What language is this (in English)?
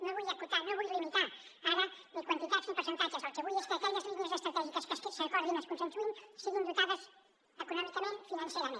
Catalan